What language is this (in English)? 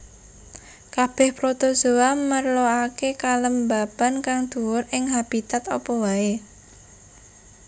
Javanese